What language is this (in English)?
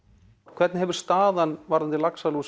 Icelandic